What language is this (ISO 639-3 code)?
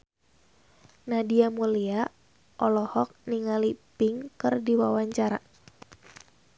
sun